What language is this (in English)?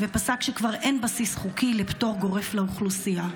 Hebrew